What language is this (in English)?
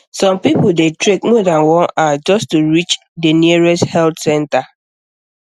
Nigerian Pidgin